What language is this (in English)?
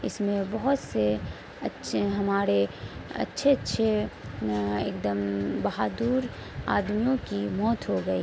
Urdu